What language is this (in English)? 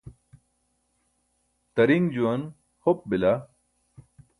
Burushaski